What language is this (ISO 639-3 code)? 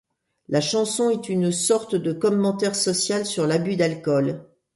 fra